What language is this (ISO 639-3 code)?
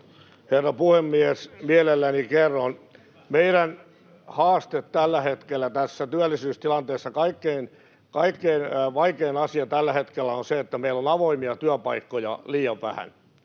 fin